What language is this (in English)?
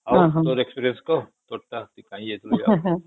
Odia